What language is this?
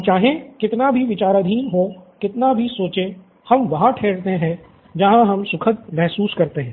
Hindi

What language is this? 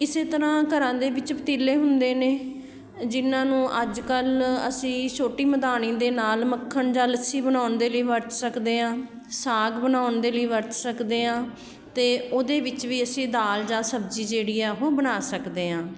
Punjabi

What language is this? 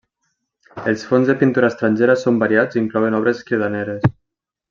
Catalan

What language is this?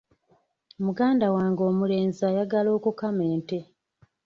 Ganda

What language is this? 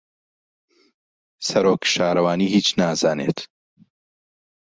Central Kurdish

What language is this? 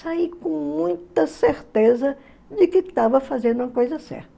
Portuguese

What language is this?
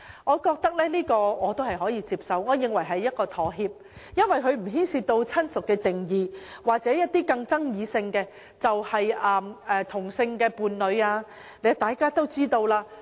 Cantonese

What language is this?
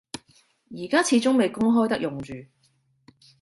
Cantonese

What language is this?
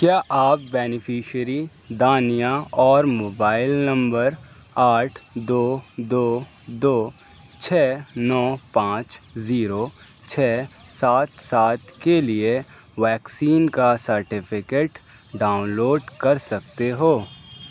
Urdu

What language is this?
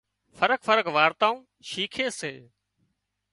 Wadiyara Koli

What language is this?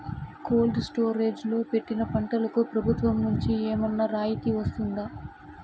Telugu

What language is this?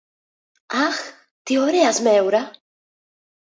Greek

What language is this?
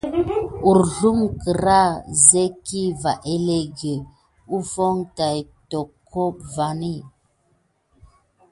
Gidar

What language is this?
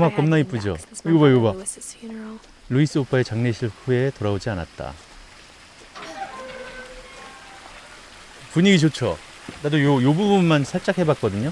Korean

